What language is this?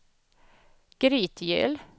Swedish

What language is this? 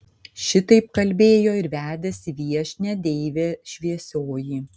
Lithuanian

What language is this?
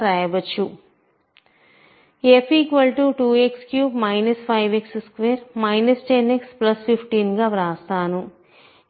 Telugu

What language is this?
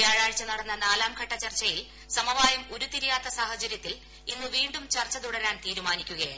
Malayalam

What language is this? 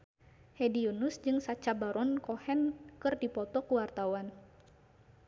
Sundanese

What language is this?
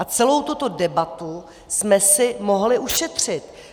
Czech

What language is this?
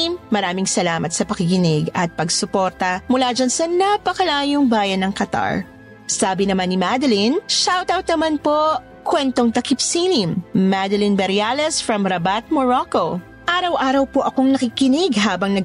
Filipino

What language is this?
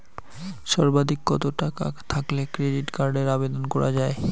Bangla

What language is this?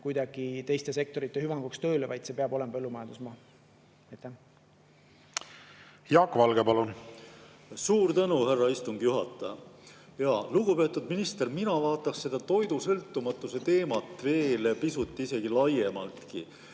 Estonian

